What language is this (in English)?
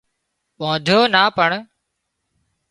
Wadiyara Koli